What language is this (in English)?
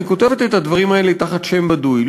Hebrew